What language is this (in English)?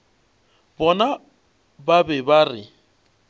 Northern Sotho